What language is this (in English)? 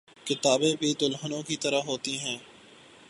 Urdu